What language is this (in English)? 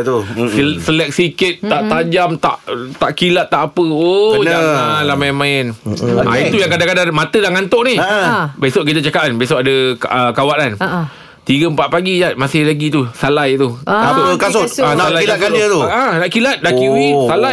Malay